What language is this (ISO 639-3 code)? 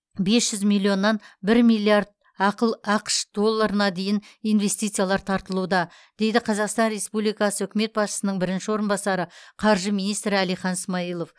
kaz